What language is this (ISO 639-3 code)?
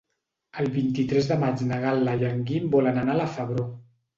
cat